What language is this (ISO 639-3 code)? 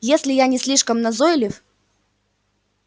rus